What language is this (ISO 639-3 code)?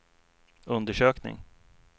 swe